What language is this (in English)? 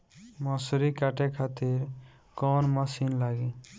Bhojpuri